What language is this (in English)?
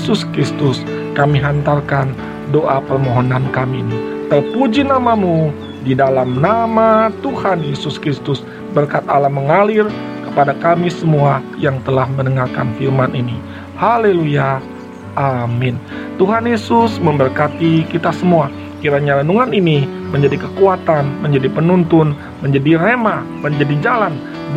Indonesian